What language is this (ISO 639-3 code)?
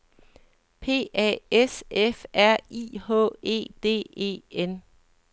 dan